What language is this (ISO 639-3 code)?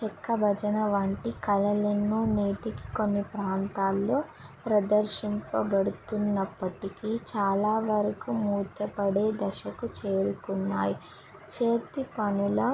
tel